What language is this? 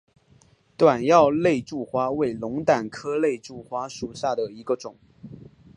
Chinese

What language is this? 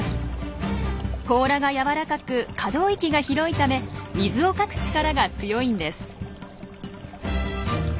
Japanese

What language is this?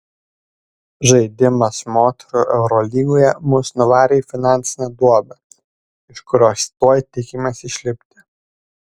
Lithuanian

